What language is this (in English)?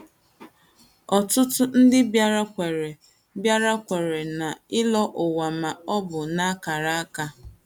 Igbo